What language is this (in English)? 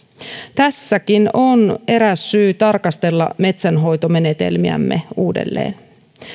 Finnish